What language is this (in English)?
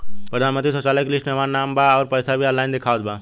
Bhojpuri